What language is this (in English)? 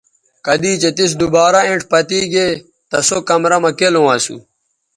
Bateri